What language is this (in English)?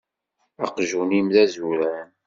Kabyle